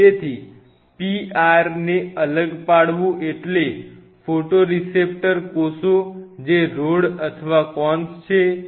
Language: Gujarati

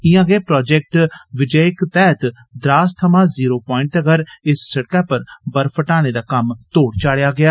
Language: Dogri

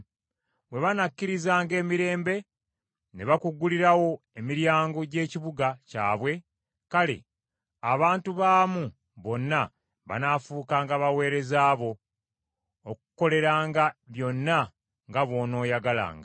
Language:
Ganda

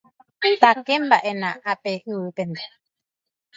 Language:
Guarani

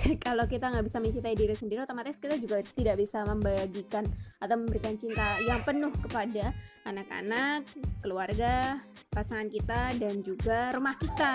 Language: Indonesian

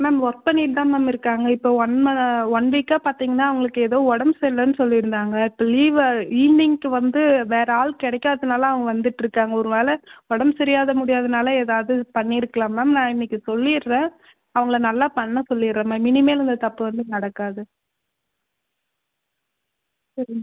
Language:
Tamil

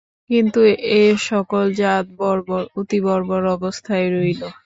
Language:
Bangla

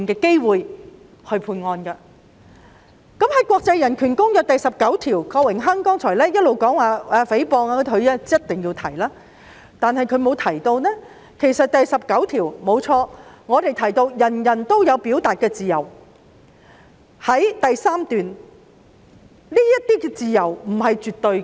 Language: Cantonese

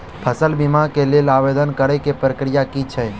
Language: Maithili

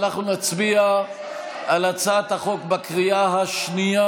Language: Hebrew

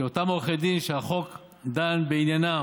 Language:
Hebrew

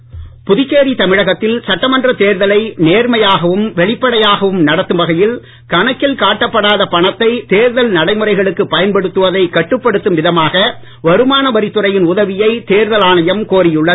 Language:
Tamil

